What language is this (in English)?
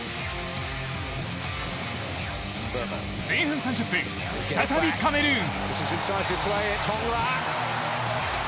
Japanese